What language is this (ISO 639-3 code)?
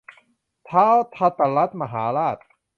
tha